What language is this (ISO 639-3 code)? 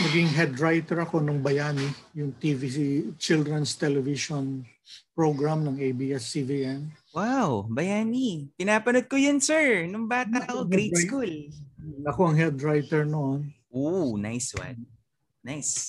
fil